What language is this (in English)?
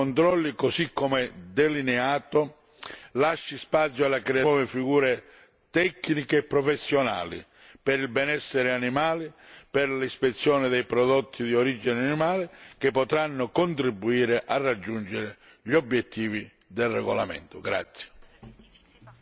Italian